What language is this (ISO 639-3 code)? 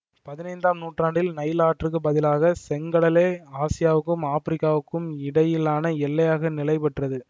tam